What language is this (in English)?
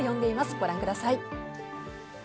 Japanese